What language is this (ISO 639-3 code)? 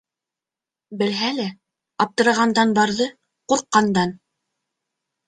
bak